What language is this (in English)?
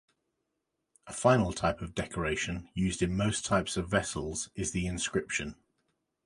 English